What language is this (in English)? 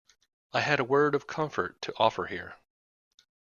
English